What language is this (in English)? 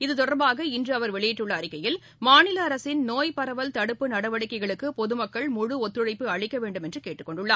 Tamil